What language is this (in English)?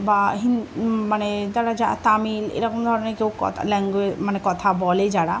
Bangla